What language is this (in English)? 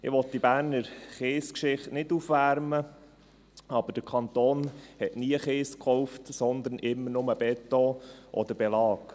Swiss German